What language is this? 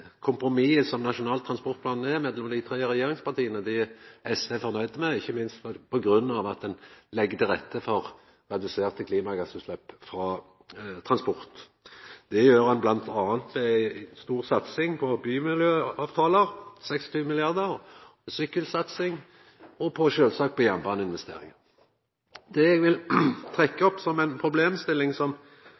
Norwegian Nynorsk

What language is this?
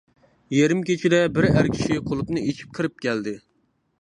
Uyghur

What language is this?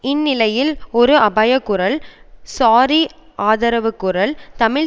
Tamil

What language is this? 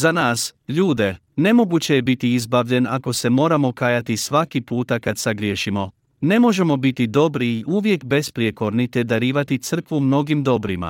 Croatian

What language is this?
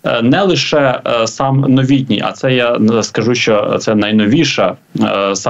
Ukrainian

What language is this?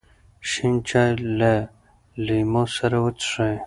Pashto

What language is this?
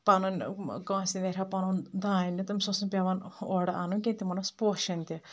Kashmiri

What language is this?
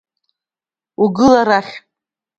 Abkhazian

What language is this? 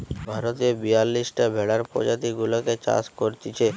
Bangla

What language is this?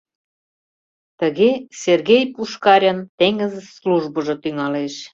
Mari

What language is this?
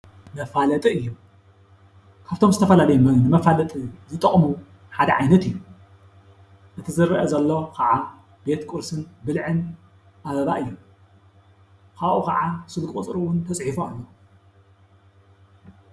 Tigrinya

